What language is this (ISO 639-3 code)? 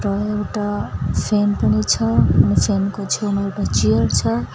nep